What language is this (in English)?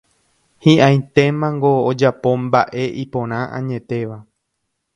Guarani